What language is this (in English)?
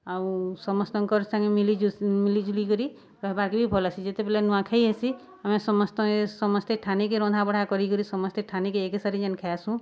Odia